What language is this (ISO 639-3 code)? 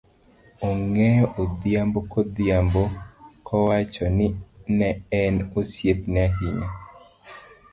luo